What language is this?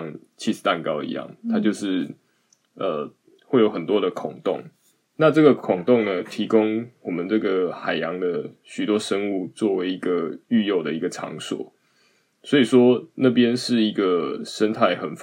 Chinese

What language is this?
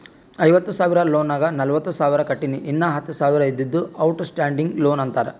Kannada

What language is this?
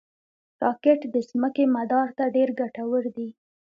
Pashto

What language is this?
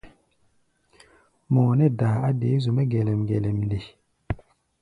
Gbaya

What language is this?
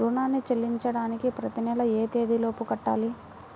Telugu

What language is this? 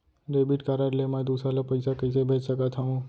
Chhattisgarhi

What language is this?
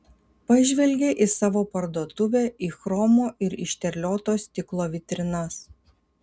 Lithuanian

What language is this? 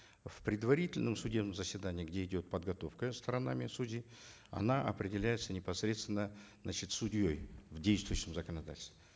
Kazakh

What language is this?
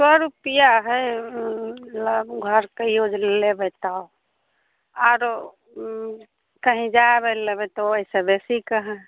Maithili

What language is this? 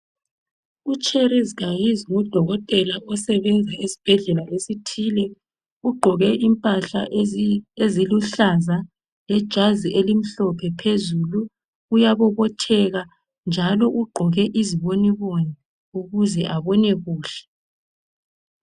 North Ndebele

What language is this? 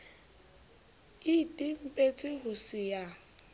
Southern Sotho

